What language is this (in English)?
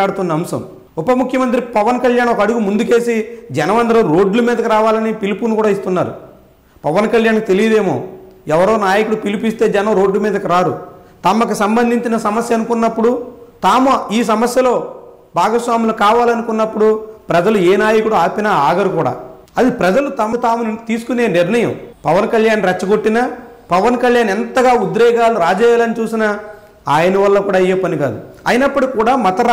Telugu